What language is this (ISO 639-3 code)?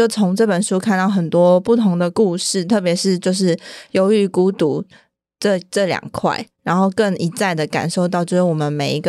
zho